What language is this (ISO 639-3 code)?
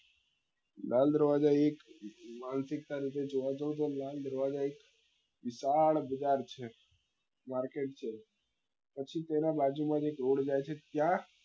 guj